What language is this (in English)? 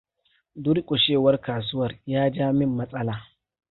Hausa